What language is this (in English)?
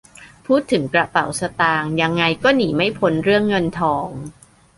Thai